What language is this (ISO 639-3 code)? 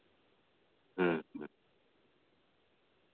sat